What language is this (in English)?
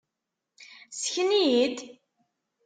Kabyle